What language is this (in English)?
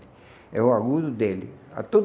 Portuguese